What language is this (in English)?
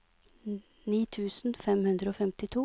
Norwegian